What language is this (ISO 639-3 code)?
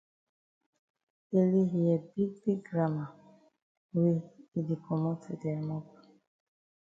wes